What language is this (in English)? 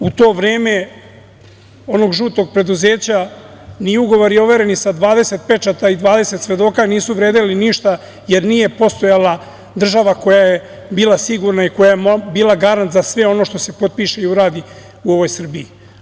Serbian